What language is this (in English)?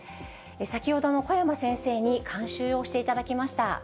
Japanese